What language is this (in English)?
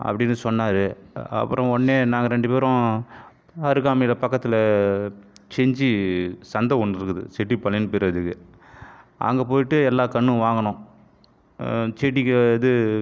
Tamil